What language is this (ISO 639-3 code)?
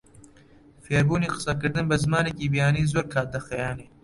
ckb